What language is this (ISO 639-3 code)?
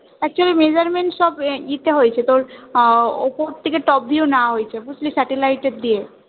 ben